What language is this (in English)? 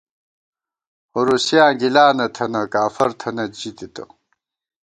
Gawar-Bati